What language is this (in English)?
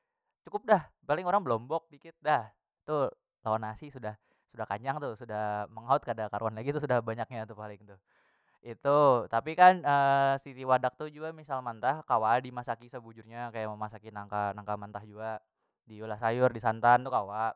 Banjar